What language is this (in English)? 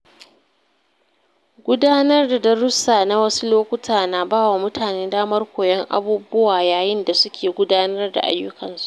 Hausa